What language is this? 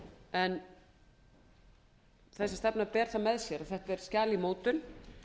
Icelandic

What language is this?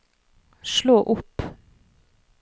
Norwegian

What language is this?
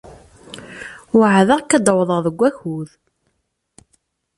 Kabyle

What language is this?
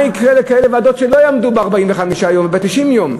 Hebrew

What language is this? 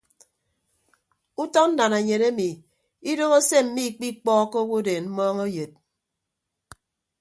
Ibibio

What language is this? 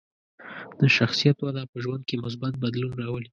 Pashto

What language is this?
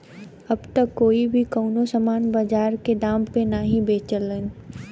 Bhojpuri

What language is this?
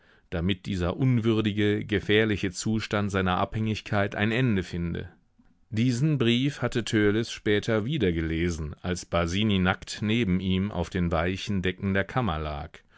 German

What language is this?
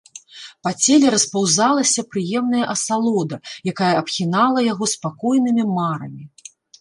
Belarusian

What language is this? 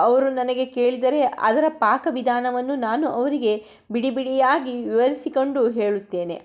Kannada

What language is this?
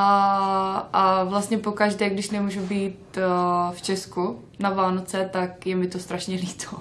Czech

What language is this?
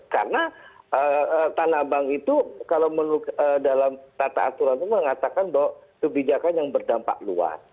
Indonesian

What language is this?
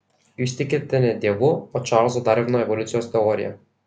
Lithuanian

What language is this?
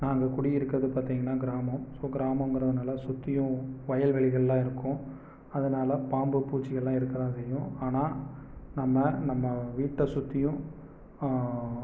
Tamil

